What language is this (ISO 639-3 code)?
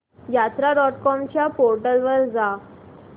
mar